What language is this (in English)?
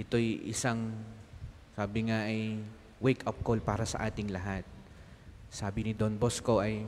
Filipino